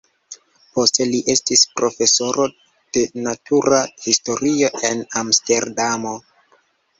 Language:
Esperanto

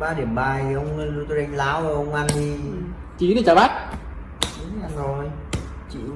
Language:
Vietnamese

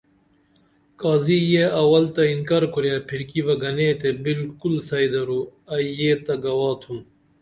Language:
Dameli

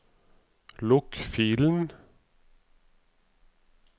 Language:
Norwegian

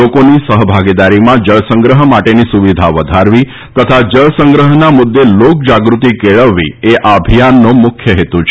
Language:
Gujarati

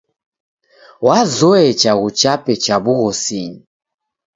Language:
Taita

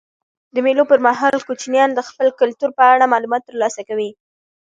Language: Pashto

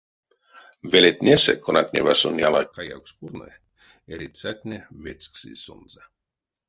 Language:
Erzya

